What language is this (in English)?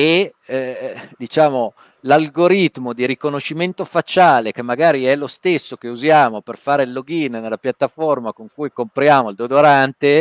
Italian